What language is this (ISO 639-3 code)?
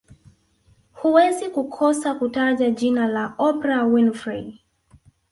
swa